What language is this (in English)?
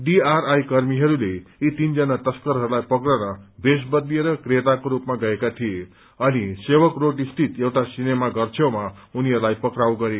Nepali